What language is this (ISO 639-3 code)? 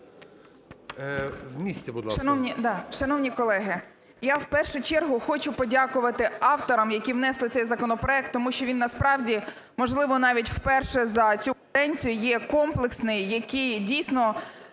ukr